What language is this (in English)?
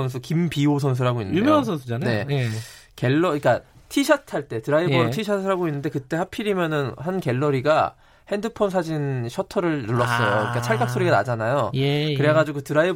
Korean